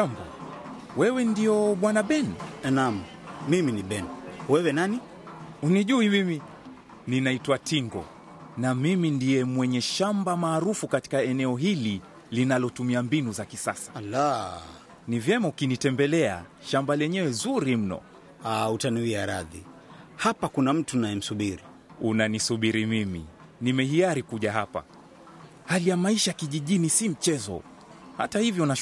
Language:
Swahili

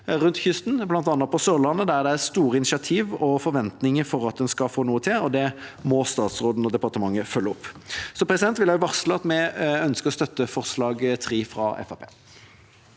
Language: Norwegian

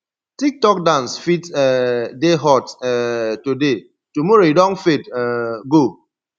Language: Nigerian Pidgin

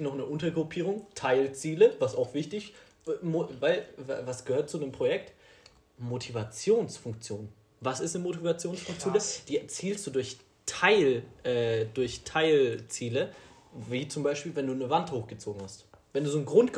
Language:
German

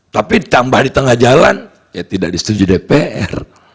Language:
Indonesian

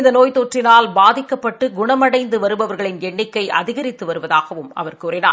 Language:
Tamil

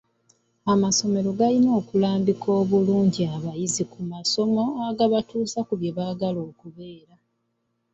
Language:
Ganda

